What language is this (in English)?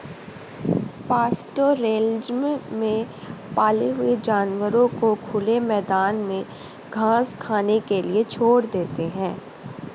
Hindi